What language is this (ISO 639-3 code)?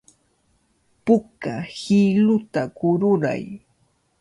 qvl